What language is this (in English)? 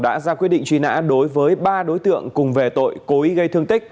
Vietnamese